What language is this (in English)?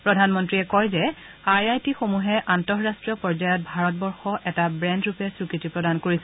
Assamese